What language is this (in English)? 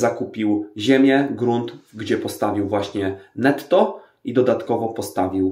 Polish